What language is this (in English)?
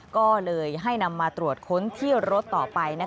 Thai